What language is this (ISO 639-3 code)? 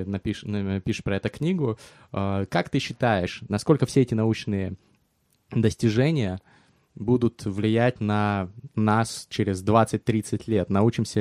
rus